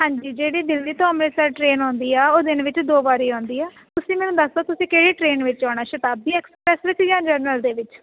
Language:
Punjabi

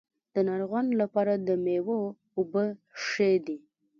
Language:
Pashto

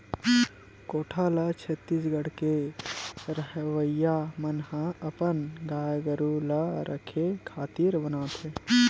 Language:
Chhattisgarhi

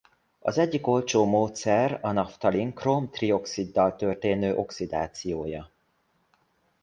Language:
Hungarian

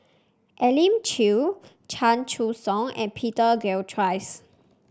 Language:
English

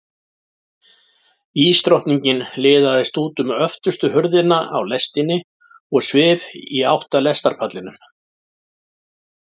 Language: Icelandic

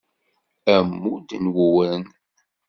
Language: Kabyle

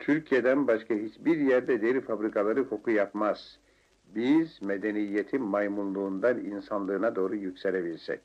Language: Turkish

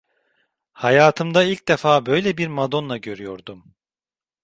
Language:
Turkish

